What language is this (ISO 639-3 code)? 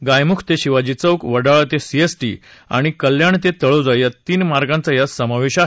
mar